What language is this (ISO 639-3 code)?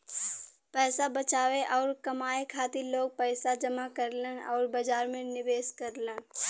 bho